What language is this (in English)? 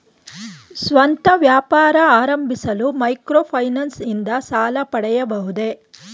Kannada